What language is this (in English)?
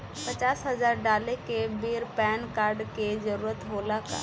Bhojpuri